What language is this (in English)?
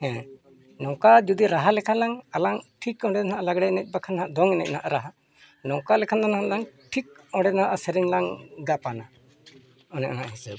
Santali